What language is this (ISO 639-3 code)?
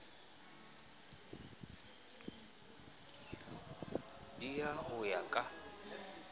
sot